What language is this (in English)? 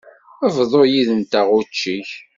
Kabyle